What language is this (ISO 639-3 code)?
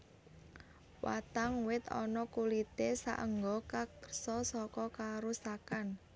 jav